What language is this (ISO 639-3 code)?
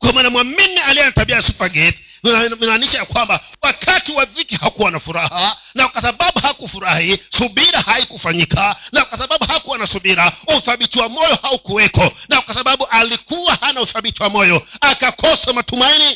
swa